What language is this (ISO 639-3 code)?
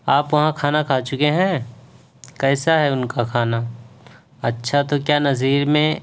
urd